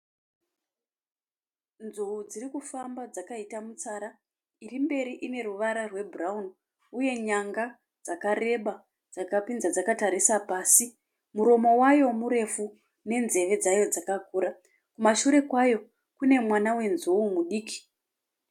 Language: Shona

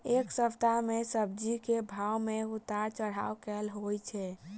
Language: Maithili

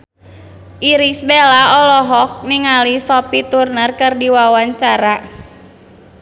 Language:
Sundanese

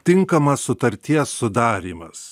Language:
Lithuanian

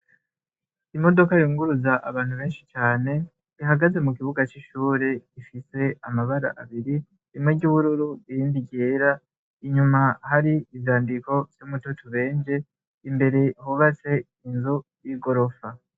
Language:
Rundi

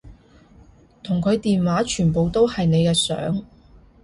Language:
Cantonese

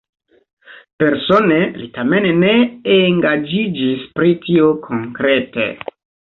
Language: Esperanto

